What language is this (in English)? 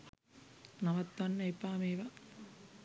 Sinhala